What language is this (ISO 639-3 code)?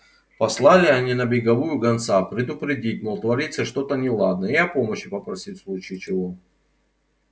rus